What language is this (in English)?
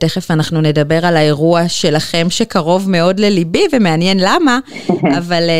Hebrew